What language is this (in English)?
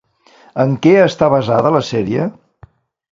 Catalan